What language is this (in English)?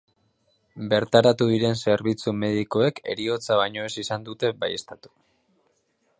Basque